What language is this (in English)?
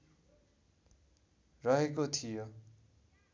Nepali